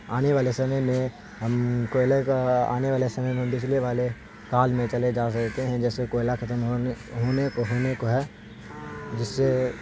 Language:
Urdu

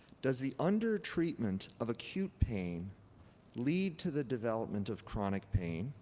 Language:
English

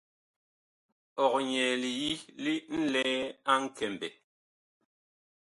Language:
Bakoko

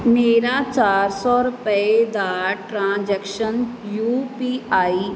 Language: Punjabi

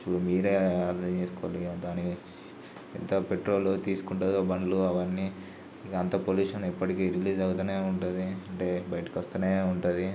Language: Telugu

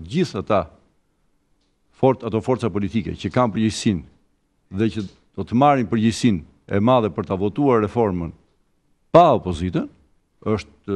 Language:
Romanian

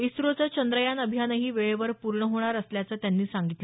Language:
Marathi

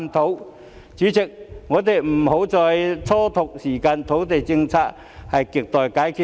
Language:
Cantonese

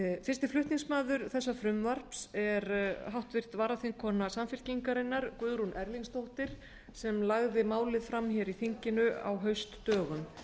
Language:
Icelandic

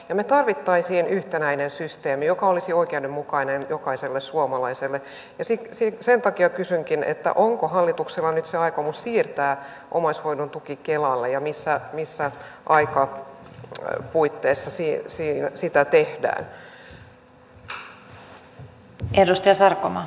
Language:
Finnish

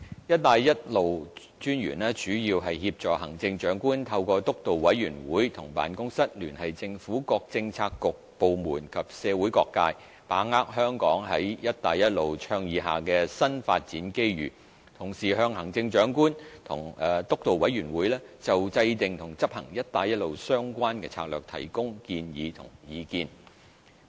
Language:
Cantonese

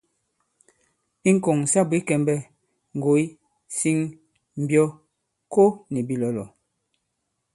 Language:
Bankon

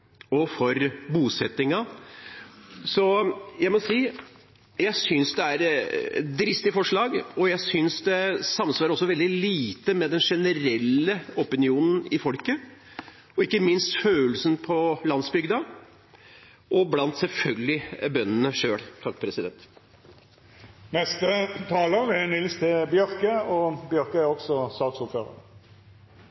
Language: Norwegian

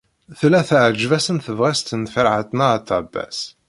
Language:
Kabyle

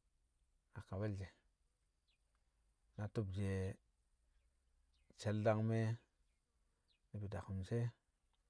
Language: Kamo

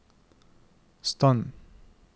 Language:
Norwegian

